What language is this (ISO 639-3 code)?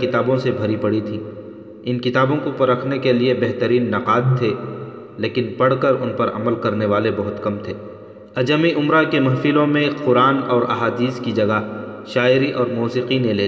urd